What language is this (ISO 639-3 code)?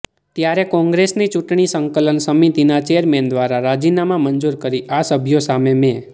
guj